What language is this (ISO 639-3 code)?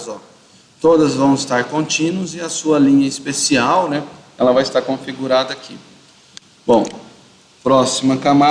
por